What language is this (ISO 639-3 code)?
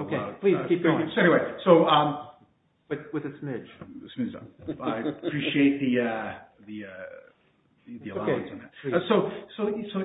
eng